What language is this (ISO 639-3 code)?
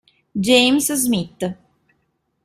ita